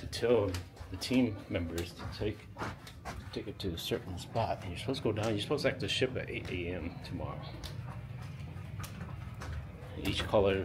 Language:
English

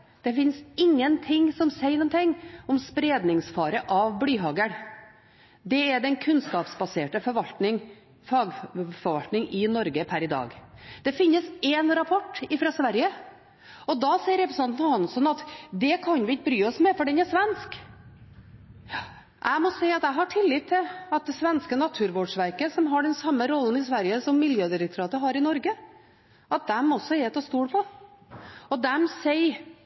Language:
Norwegian Bokmål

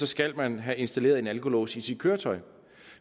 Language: Danish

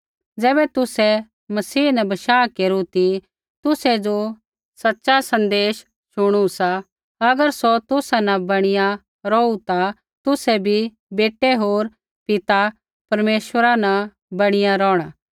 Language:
Kullu Pahari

